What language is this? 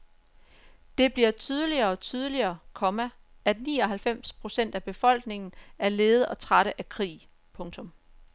Danish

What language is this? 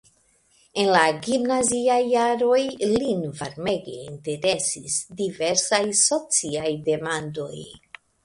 Esperanto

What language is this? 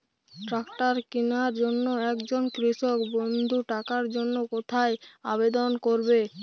Bangla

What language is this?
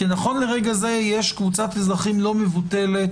Hebrew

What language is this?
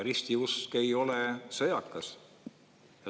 Estonian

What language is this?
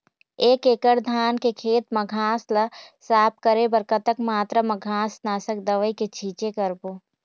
Chhattisgarhi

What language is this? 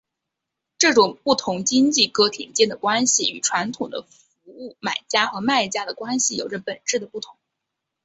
Chinese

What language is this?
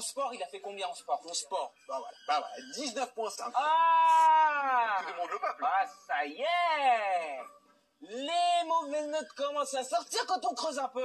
French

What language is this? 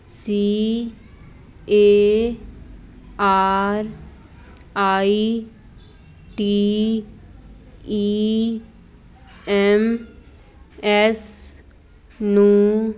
Punjabi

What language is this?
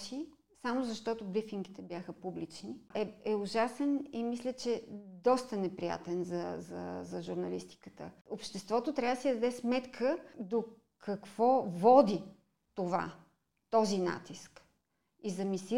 Bulgarian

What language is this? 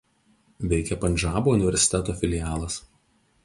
Lithuanian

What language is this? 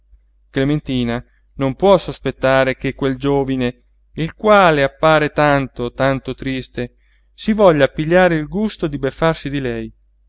Italian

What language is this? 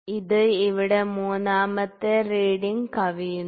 Malayalam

